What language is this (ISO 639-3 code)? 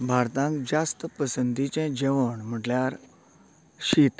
kok